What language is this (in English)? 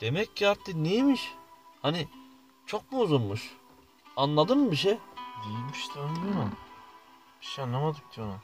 Turkish